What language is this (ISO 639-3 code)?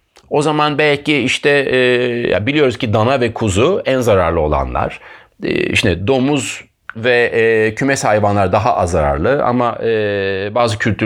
tur